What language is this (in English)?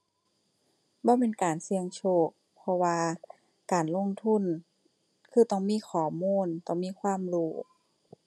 Thai